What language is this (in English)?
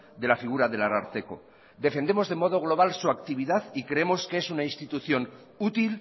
Spanish